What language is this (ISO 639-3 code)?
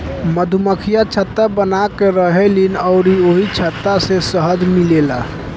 bho